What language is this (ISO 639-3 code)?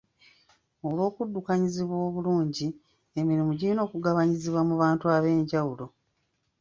lug